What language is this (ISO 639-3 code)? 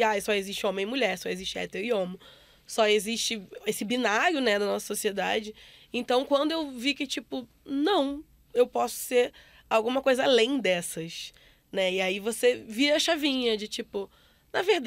por